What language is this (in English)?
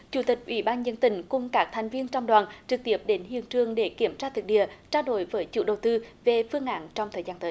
Vietnamese